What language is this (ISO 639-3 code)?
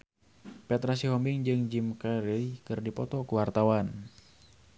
sun